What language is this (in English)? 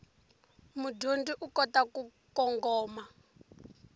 Tsonga